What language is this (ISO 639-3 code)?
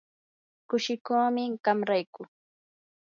qur